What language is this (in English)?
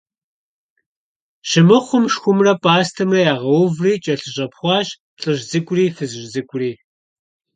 Kabardian